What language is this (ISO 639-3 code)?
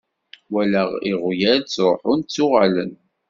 kab